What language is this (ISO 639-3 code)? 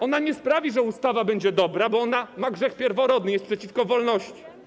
pol